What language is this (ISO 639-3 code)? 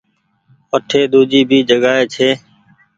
gig